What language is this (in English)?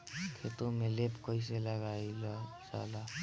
Bhojpuri